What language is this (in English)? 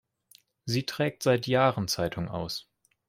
German